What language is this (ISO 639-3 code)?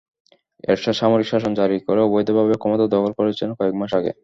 ben